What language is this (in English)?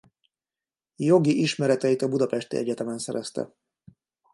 Hungarian